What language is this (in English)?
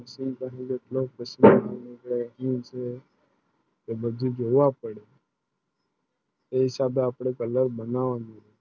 Gujarati